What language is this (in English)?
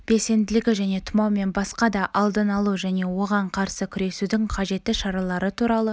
Kazakh